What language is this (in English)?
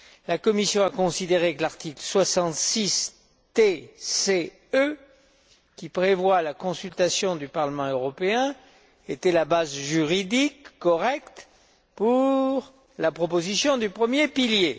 French